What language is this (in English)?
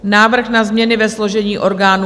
Czech